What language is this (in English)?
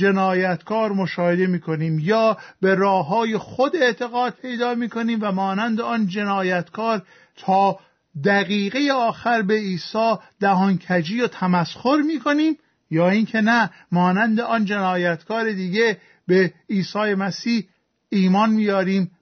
Persian